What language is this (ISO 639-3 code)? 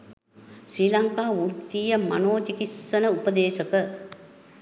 sin